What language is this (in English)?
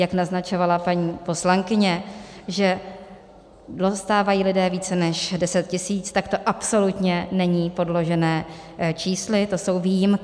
Czech